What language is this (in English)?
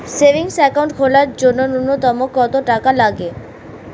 Bangla